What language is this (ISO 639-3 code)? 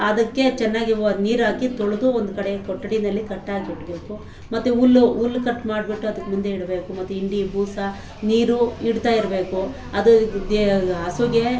kan